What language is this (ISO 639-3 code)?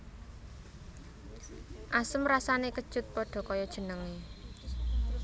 jav